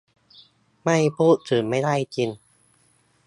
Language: Thai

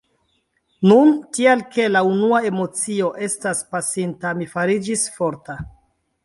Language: Esperanto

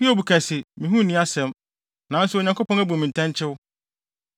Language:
Akan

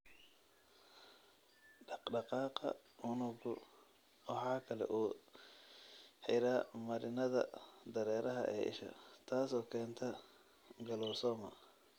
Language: Somali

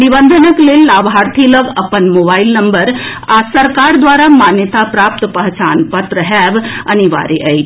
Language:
Maithili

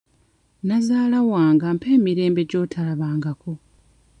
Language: Ganda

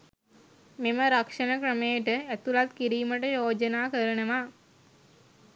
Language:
Sinhala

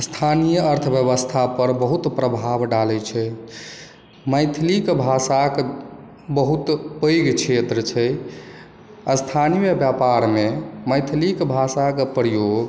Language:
Maithili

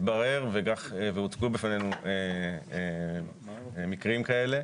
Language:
Hebrew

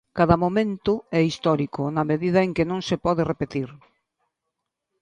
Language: Galician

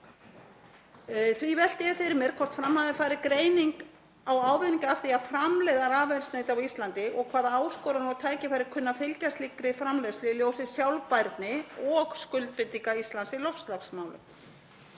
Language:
Icelandic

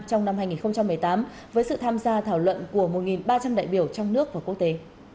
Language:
Vietnamese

